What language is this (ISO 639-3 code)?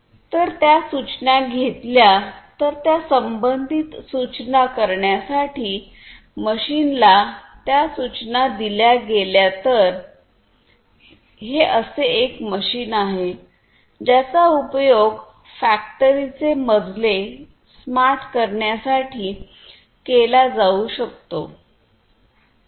mar